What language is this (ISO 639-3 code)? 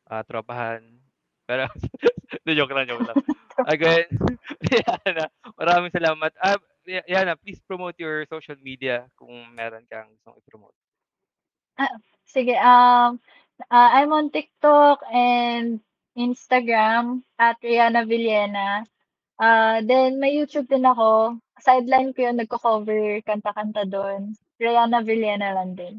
fil